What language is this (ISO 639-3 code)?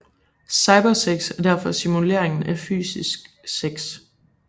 dan